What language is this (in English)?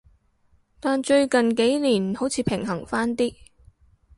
Cantonese